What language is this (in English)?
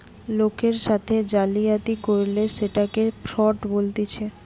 Bangla